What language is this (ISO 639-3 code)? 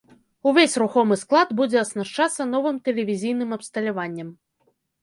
bel